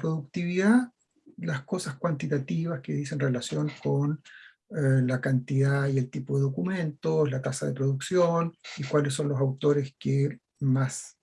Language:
Spanish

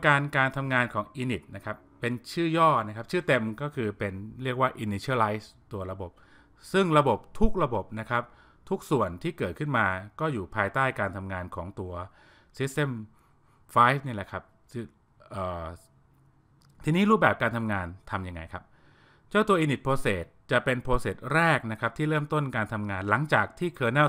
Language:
Thai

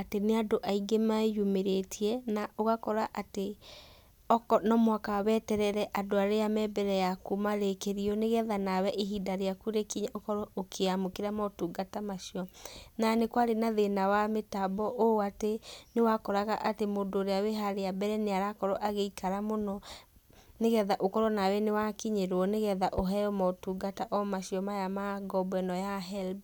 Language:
Kikuyu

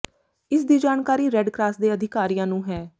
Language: Punjabi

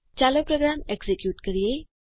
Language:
Gujarati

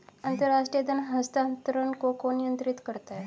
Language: Hindi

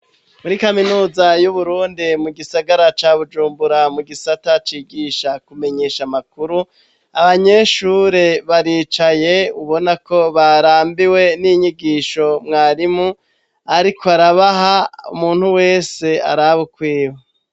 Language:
Rundi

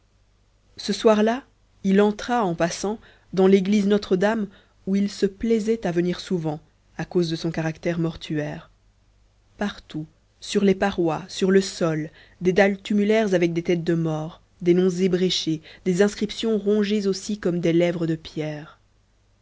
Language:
French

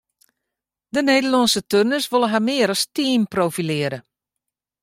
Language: Western Frisian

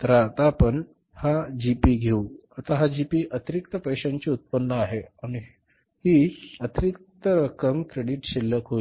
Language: Marathi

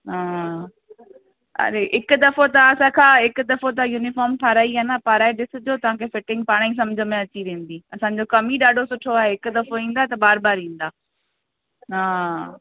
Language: Sindhi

